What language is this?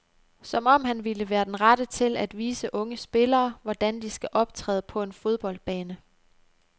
Danish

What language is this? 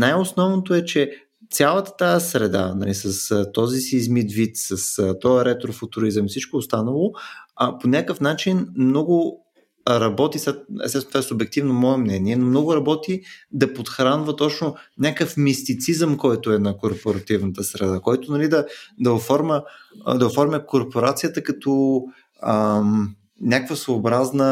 Bulgarian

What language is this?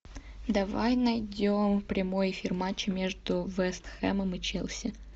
Russian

